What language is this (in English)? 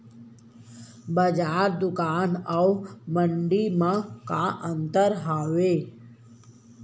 Chhattisgarhi